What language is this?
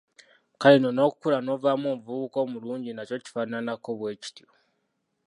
Ganda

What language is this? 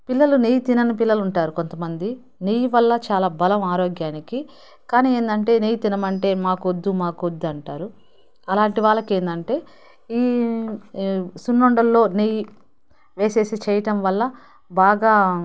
Telugu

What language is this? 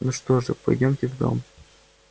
Russian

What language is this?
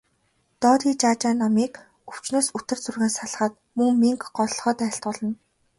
Mongolian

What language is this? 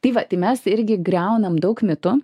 Lithuanian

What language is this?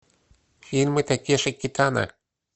Russian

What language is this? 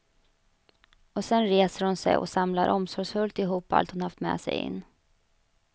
Swedish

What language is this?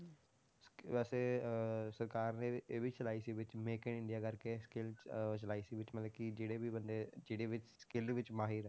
Punjabi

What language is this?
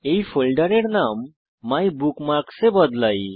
Bangla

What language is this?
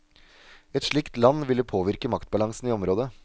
Norwegian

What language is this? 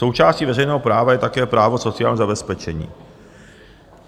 Czech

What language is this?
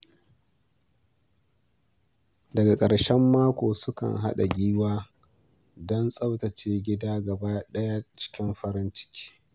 Hausa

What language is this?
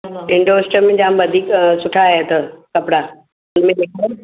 Sindhi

